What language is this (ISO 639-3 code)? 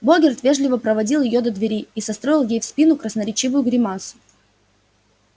rus